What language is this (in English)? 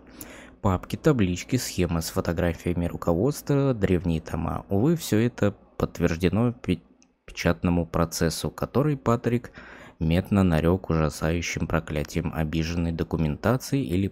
Russian